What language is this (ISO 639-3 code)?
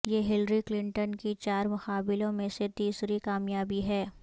urd